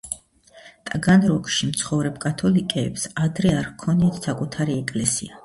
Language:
Georgian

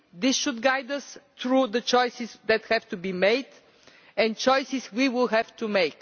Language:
English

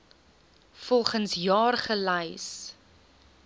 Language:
Afrikaans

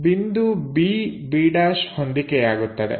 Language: Kannada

